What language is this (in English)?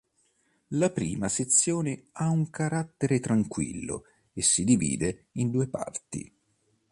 Italian